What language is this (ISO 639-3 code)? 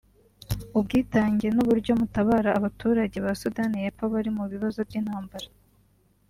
kin